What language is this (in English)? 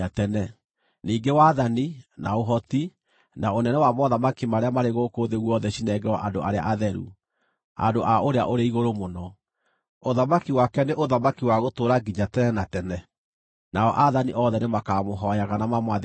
Kikuyu